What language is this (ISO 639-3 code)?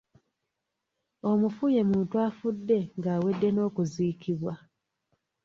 lug